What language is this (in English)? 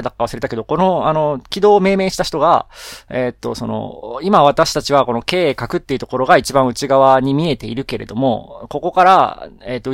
Japanese